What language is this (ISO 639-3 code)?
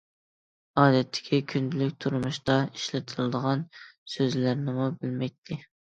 uig